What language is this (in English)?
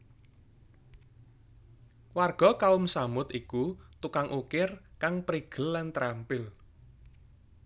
Javanese